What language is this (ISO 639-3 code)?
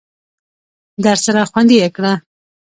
pus